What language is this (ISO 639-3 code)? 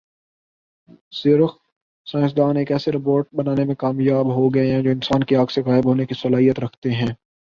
urd